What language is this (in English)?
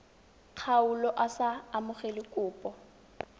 Tswana